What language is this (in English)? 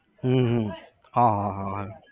Gujarati